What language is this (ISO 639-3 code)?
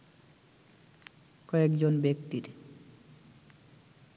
ben